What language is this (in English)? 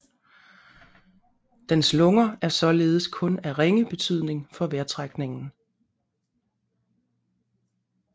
Danish